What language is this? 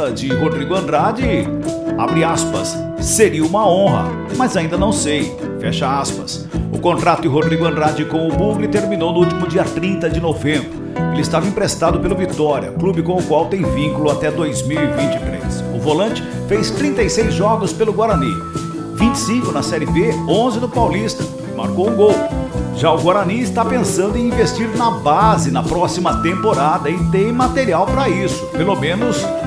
Portuguese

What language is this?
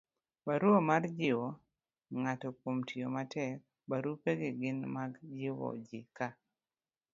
Luo (Kenya and Tanzania)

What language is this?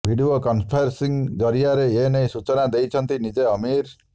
Odia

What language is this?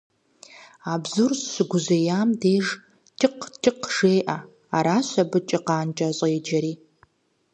Kabardian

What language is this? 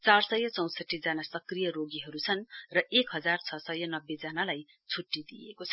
Nepali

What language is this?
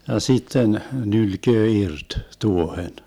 Finnish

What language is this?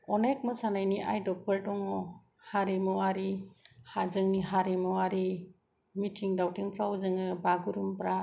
Bodo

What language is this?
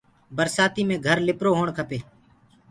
Gurgula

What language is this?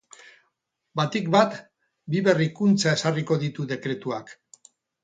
Basque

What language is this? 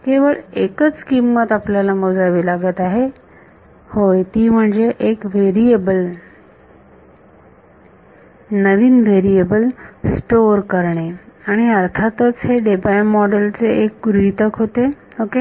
Marathi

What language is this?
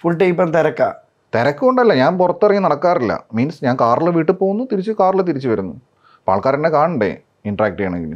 Malayalam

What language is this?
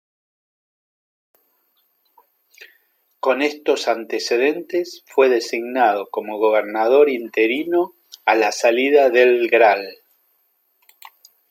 Spanish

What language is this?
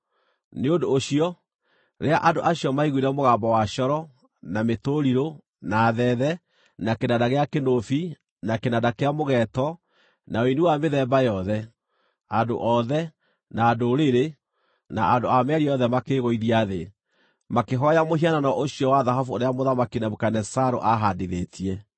Kikuyu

